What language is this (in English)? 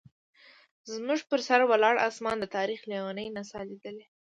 Pashto